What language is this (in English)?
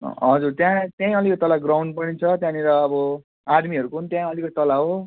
Nepali